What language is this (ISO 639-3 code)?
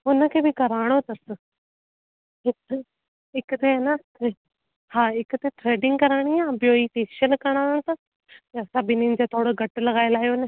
snd